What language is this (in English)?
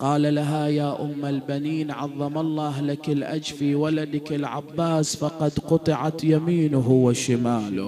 Arabic